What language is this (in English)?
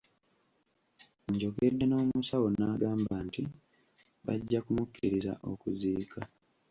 Ganda